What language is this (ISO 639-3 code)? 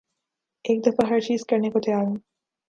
urd